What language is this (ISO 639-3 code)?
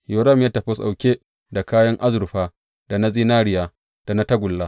hau